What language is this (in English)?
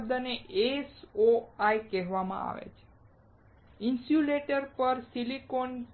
Gujarati